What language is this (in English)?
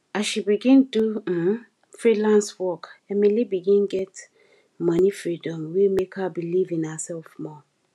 Nigerian Pidgin